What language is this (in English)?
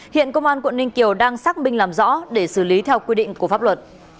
Vietnamese